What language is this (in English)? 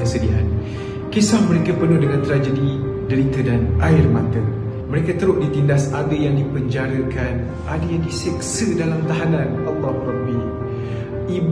Malay